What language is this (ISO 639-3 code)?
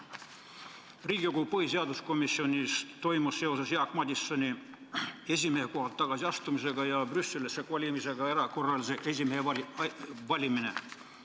est